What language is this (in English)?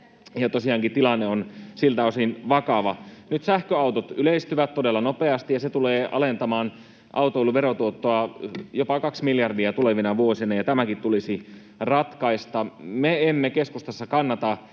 Finnish